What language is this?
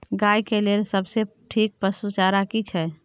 Maithili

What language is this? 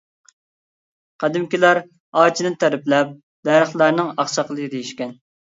Uyghur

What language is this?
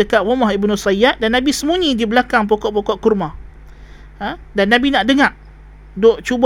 Malay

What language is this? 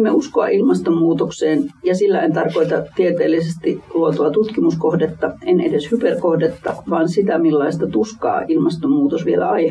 Finnish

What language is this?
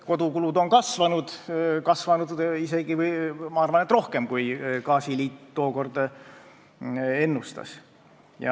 Estonian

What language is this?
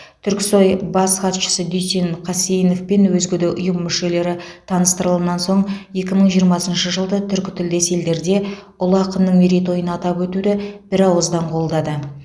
Kazakh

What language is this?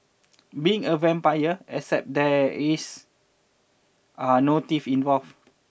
English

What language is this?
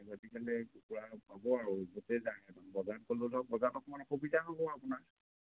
Assamese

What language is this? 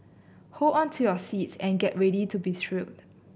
English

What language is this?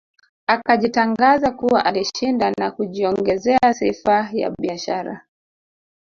Swahili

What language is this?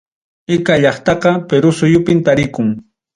Ayacucho Quechua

